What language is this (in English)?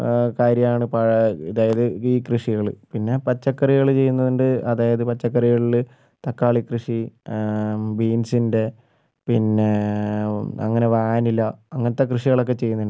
Malayalam